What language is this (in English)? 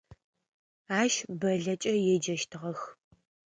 Adyghe